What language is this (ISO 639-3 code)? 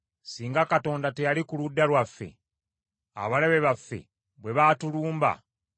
lug